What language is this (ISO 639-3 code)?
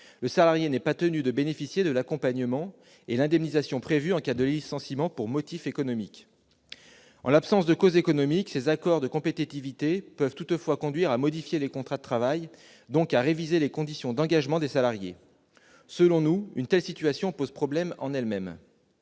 fra